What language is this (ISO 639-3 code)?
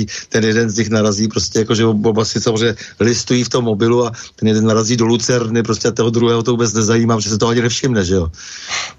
ces